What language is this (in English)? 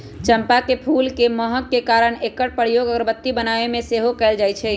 Magahi